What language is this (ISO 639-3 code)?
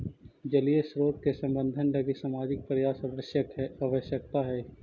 mag